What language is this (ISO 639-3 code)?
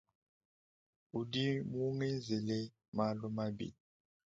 lua